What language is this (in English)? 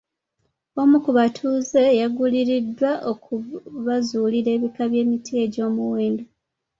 Ganda